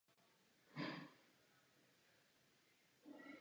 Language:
Czech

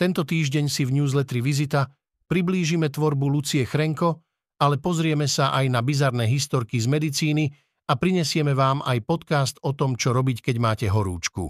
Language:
Slovak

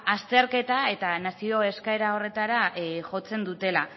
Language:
Basque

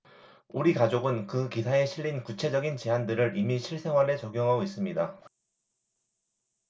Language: Korean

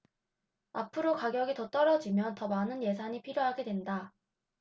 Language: Korean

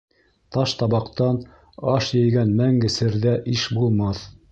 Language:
Bashkir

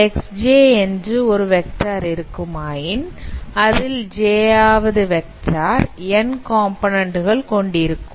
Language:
Tamil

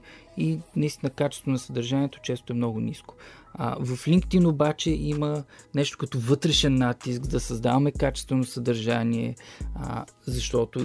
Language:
Bulgarian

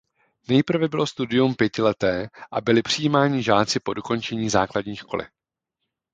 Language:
Czech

